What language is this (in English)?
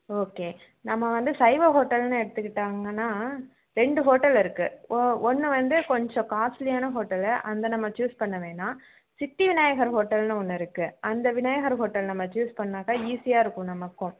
Tamil